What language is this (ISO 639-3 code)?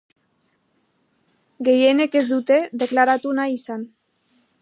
eus